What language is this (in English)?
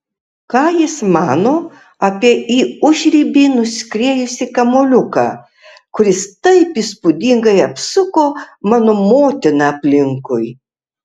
Lithuanian